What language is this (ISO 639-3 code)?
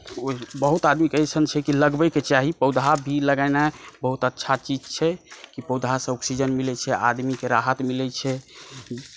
mai